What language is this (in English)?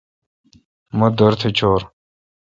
Kalkoti